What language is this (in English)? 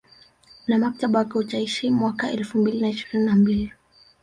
Swahili